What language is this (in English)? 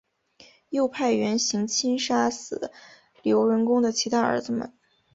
Chinese